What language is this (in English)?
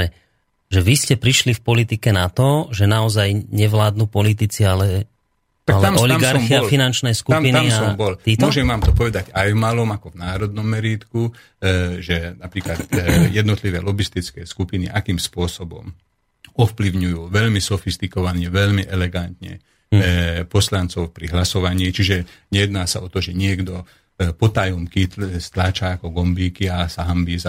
Slovak